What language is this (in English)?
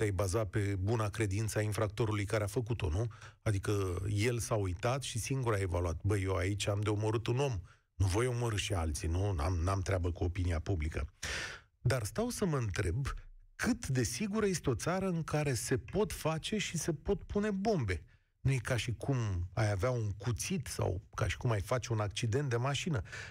Romanian